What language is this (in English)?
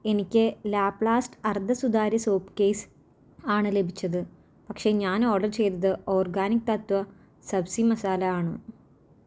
Malayalam